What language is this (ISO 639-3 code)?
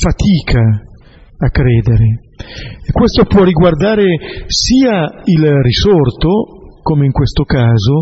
ita